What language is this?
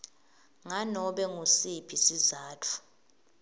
Swati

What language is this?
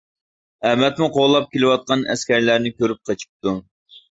Uyghur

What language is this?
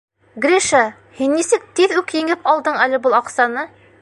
Bashkir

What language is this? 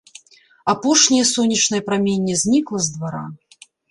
Belarusian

